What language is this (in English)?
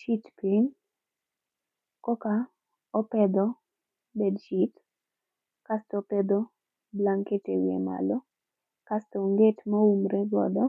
Luo (Kenya and Tanzania)